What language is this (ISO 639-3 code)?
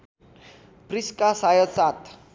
nep